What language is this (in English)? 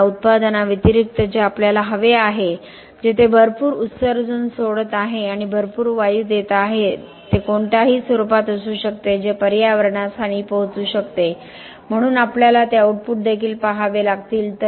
Marathi